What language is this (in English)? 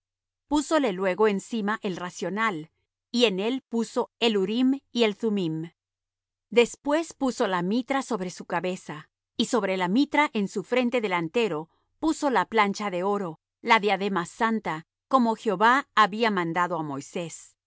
Spanish